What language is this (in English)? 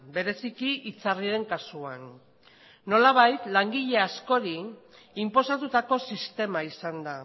Basque